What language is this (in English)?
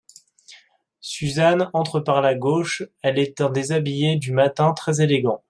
French